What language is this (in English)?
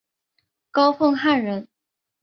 Chinese